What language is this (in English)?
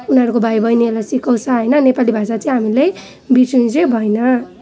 Nepali